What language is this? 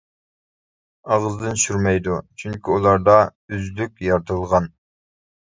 Uyghur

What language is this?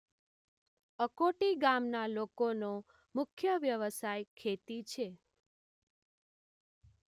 Gujarati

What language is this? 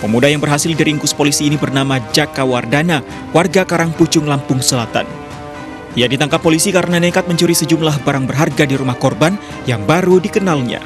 Indonesian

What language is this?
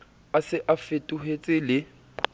Southern Sotho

